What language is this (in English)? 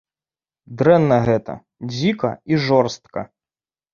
Belarusian